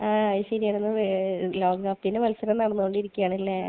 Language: Malayalam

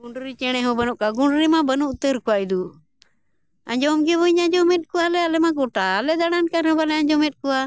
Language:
Santali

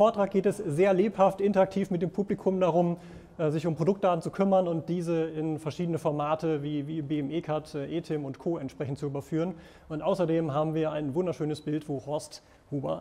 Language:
German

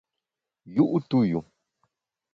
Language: Bamun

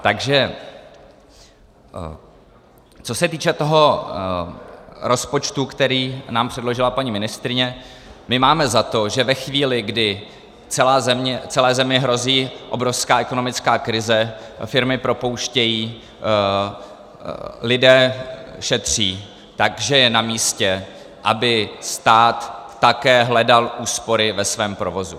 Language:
Czech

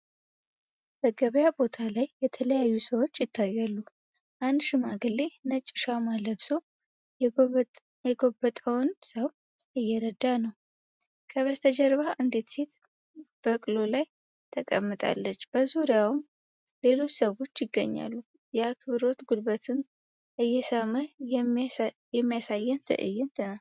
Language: Amharic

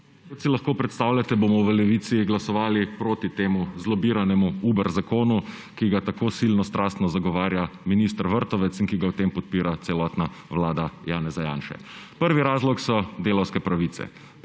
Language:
Slovenian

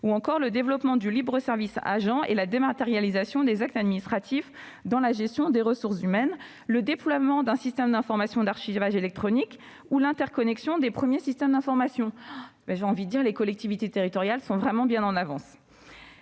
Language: French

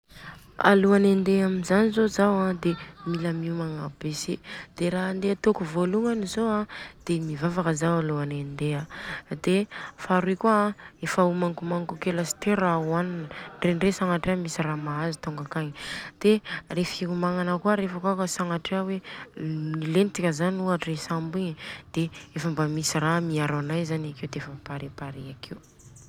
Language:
Southern Betsimisaraka Malagasy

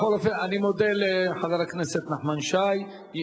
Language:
Hebrew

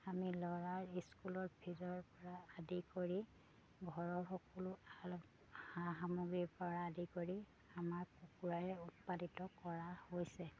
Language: Assamese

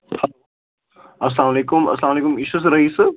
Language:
Kashmiri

